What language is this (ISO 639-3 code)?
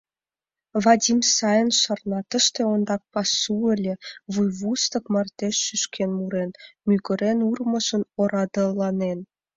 chm